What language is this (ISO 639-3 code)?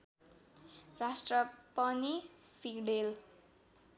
nep